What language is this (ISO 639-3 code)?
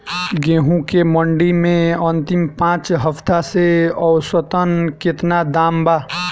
bho